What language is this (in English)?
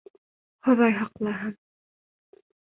Bashkir